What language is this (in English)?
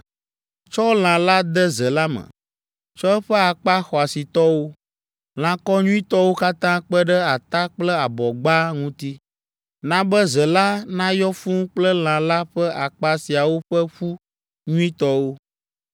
Ewe